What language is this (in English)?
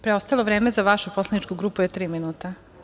Serbian